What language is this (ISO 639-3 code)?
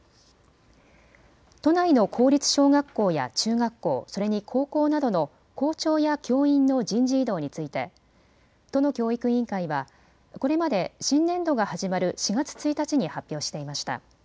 jpn